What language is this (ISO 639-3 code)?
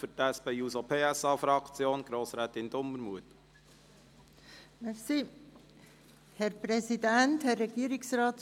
gsw